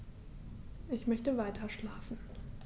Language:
German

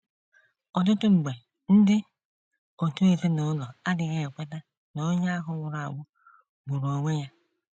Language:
Igbo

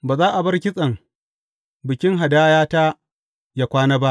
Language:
Hausa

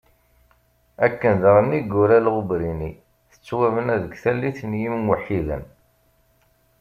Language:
Kabyle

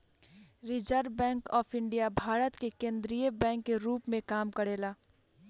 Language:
Bhojpuri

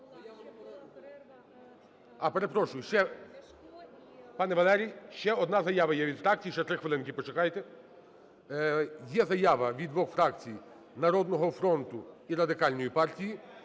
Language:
Ukrainian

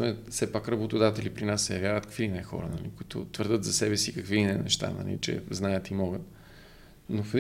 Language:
Bulgarian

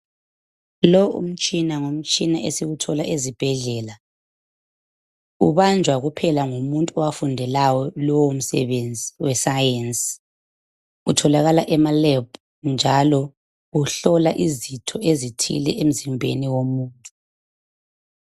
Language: North Ndebele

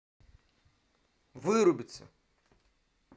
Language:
Russian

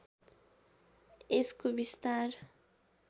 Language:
Nepali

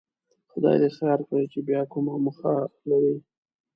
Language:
Pashto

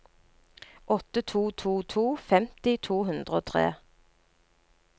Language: Norwegian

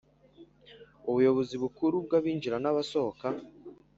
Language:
Kinyarwanda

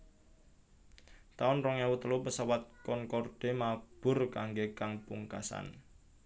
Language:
Javanese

